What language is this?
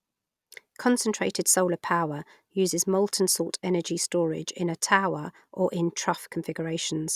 English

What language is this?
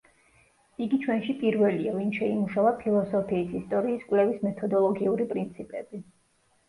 Georgian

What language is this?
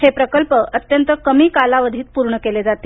Marathi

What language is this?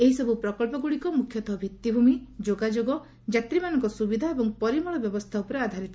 Odia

